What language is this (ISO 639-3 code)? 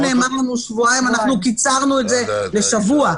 heb